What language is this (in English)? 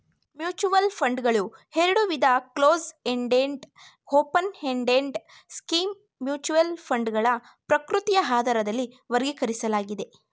Kannada